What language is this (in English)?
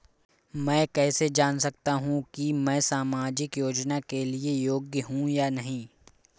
Hindi